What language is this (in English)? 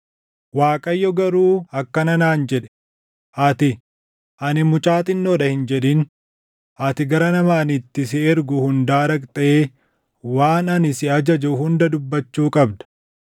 Oromo